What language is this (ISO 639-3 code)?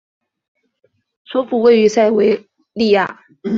zho